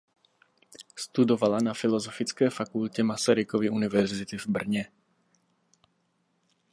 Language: Czech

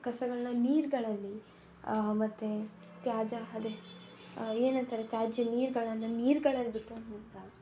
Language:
Kannada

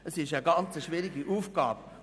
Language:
Swiss German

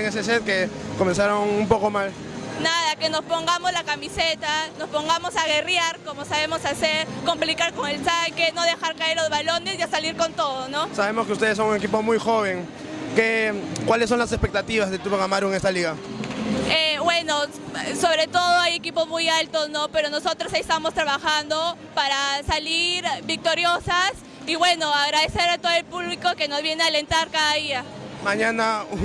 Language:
Spanish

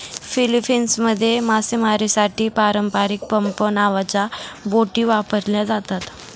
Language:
Marathi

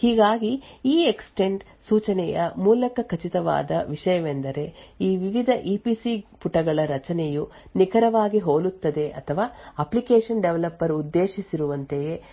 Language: Kannada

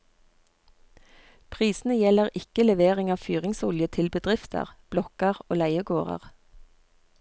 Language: Norwegian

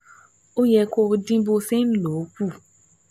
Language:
Yoruba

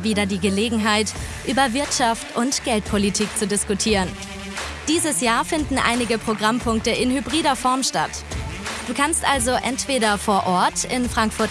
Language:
German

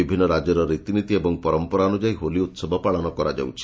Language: Odia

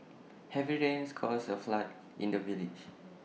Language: English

